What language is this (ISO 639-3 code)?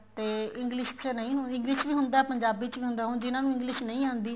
pan